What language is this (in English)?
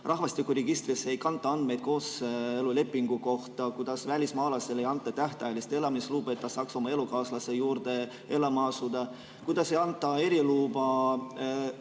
Estonian